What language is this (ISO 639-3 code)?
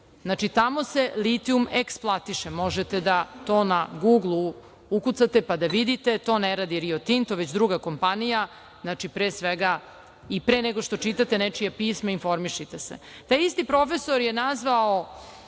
srp